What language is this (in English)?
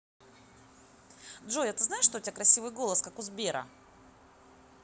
Russian